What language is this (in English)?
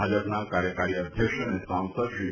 Gujarati